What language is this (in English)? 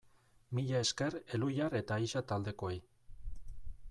Basque